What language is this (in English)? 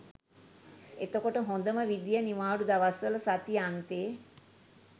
Sinhala